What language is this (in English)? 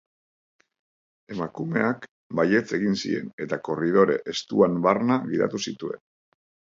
Basque